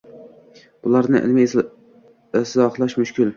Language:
Uzbek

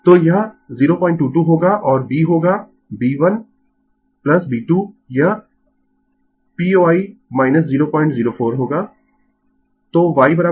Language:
Hindi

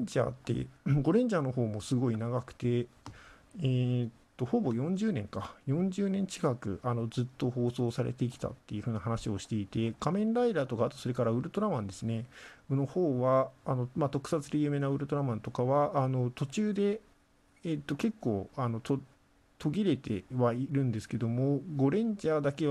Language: Japanese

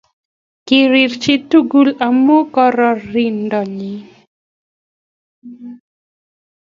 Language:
Kalenjin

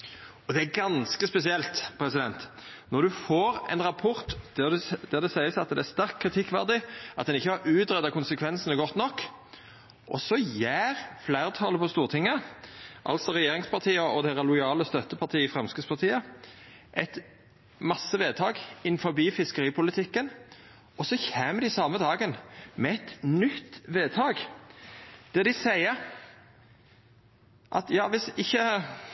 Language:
Norwegian Nynorsk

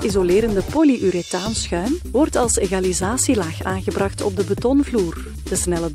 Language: Dutch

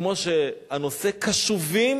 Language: Hebrew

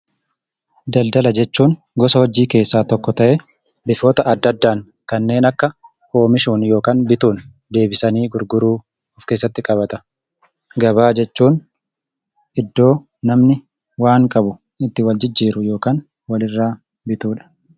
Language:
Oromo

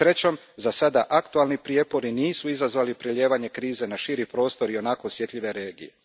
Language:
Croatian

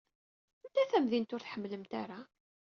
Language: Kabyle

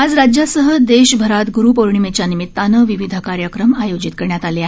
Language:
Marathi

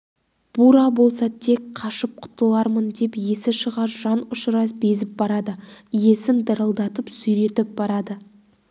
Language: Kazakh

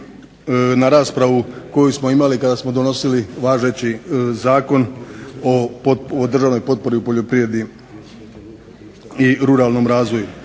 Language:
Croatian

